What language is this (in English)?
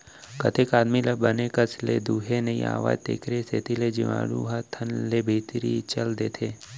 Chhattisgarhi